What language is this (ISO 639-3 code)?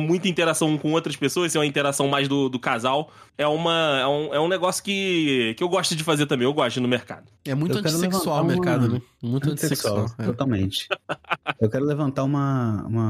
por